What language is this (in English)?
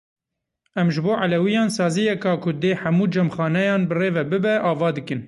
Kurdish